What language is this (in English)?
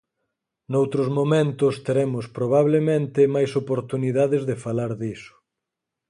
Galician